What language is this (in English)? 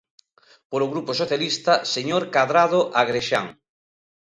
Galician